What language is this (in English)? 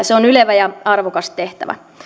Finnish